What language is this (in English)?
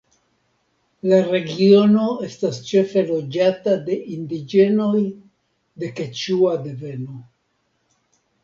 Esperanto